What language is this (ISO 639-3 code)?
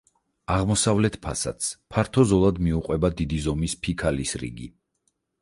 kat